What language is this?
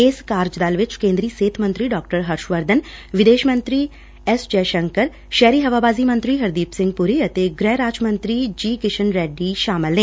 Punjabi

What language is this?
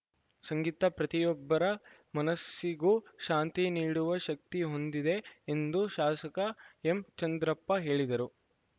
Kannada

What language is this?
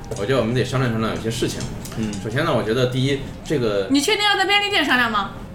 Chinese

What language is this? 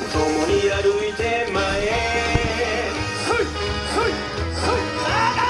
Japanese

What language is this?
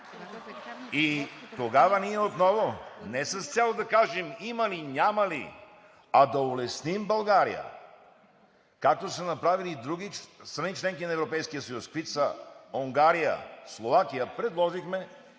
Bulgarian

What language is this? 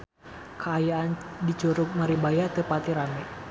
Sundanese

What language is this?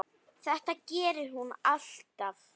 Icelandic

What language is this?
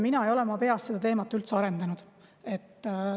Estonian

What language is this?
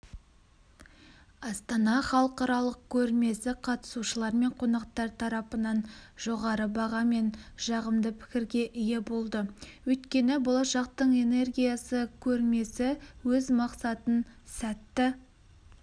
Kazakh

